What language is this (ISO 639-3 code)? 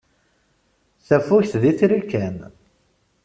kab